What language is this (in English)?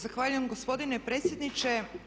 Croatian